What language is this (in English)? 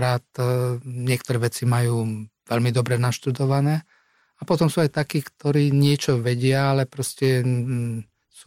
Slovak